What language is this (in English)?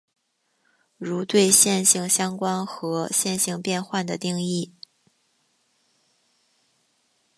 Chinese